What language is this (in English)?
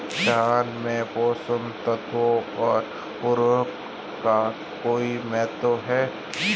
Hindi